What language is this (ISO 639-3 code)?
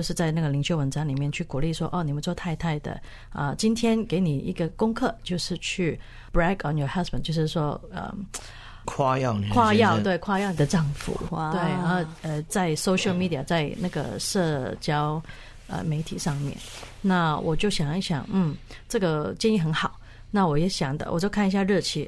zho